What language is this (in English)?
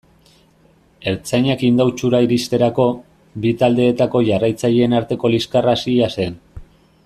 Basque